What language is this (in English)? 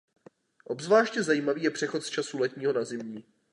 Czech